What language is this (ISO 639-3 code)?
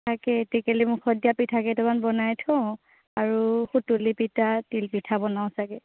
asm